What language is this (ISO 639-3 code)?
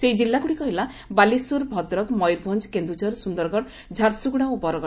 ori